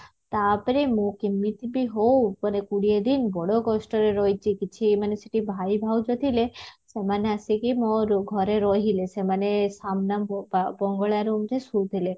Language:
Odia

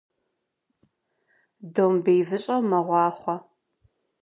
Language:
Kabardian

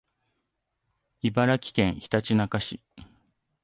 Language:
Japanese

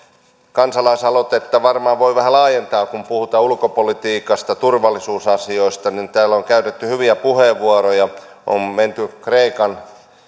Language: Finnish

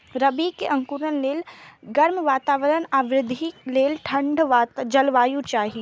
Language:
Maithili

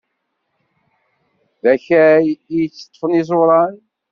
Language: Kabyle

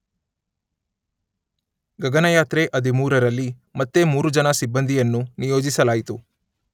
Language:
Kannada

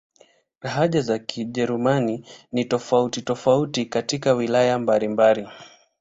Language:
Swahili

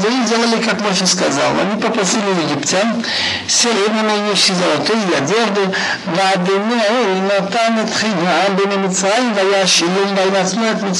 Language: Russian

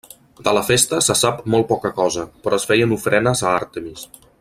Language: Catalan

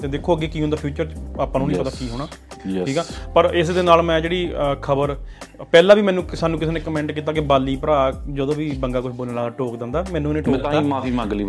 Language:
Punjabi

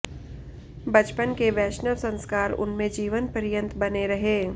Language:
Hindi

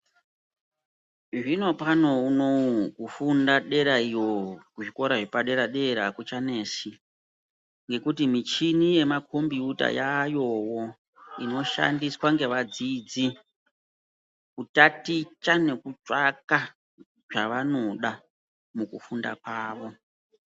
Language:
Ndau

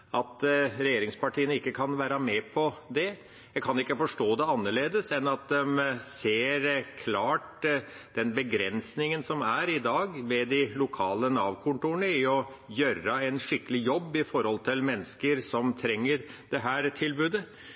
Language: Norwegian Bokmål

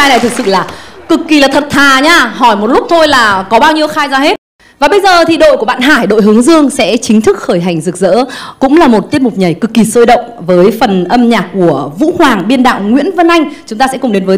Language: Vietnamese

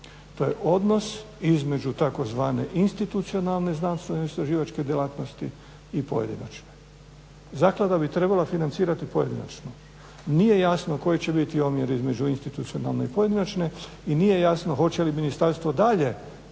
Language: Croatian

